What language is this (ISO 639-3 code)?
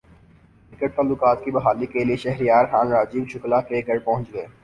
urd